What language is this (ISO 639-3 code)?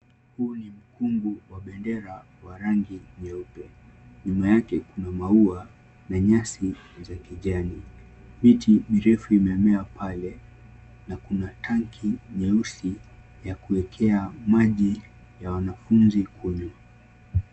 swa